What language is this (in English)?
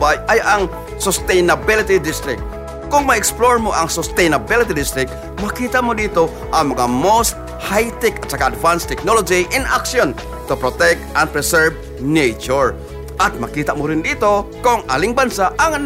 Filipino